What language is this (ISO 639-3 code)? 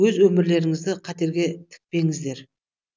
kaz